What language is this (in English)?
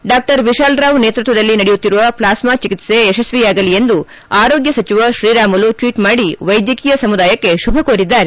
Kannada